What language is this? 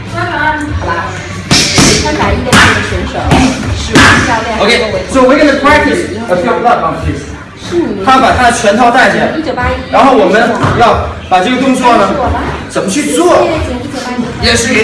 Chinese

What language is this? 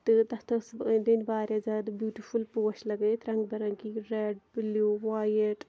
Kashmiri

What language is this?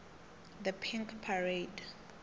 South Ndebele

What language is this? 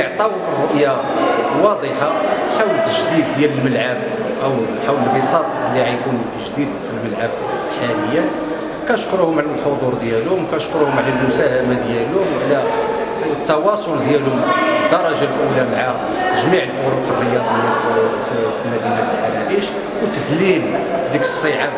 Arabic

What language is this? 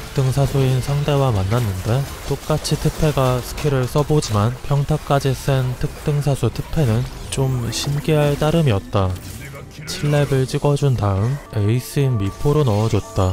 Korean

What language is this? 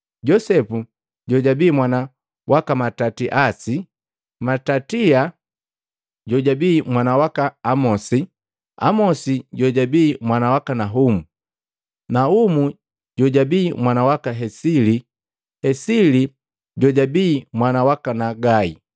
Matengo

